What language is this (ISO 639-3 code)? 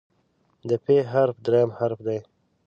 pus